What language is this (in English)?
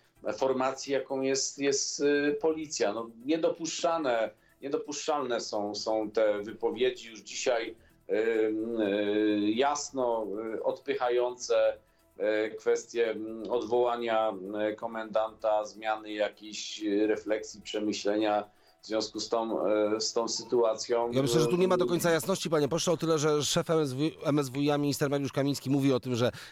Polish